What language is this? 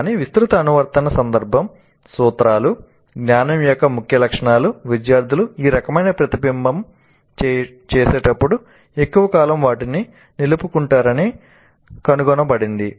Telugu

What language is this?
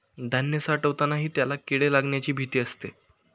Marathi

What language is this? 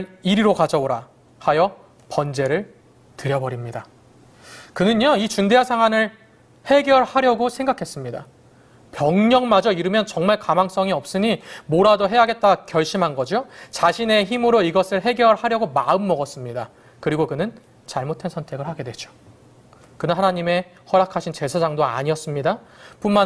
Korean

